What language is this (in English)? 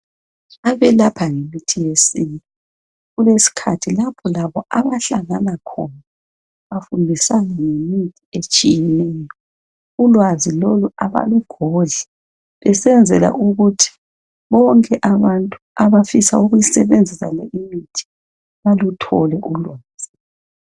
North Ndebele